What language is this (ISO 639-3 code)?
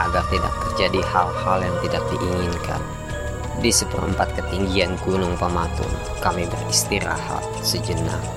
ind